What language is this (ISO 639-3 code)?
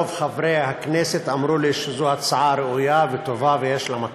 heb